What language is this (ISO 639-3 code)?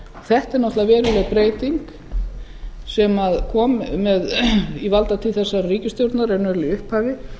isl